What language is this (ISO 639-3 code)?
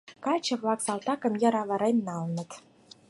chm